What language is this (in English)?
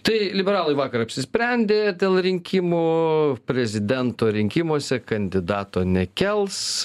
Lithuanian